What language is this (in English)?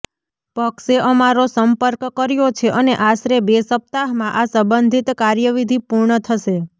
Gujarati